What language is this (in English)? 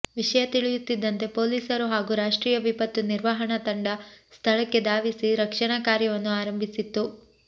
Kannada